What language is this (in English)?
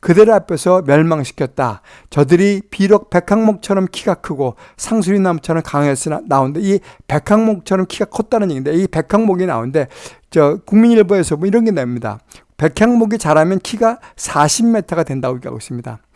Korean